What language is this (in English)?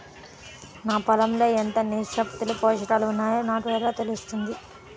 Telugu